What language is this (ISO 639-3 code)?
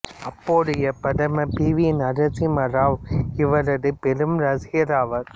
tam